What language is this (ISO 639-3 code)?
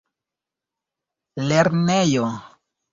epo